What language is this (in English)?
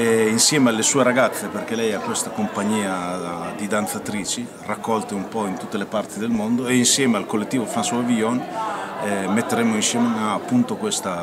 Italian